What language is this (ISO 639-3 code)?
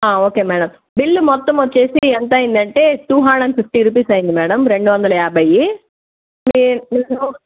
tel